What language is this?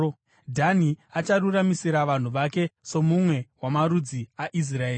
Shona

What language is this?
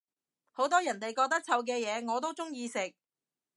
Cantonese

